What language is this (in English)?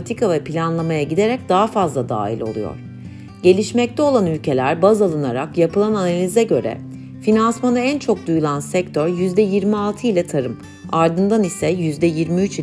Turkish